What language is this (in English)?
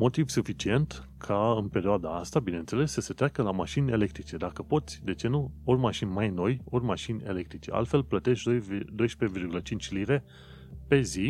Romanian